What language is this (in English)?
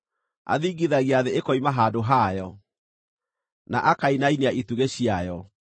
Kikuyu